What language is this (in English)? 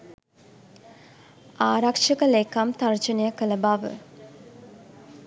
Sinhala